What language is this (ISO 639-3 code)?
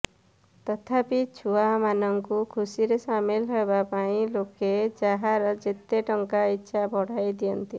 ori